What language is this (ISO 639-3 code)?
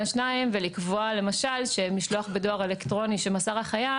heb